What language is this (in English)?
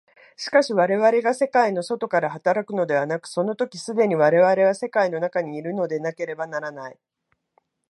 Japanese